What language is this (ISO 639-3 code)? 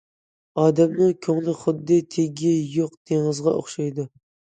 uig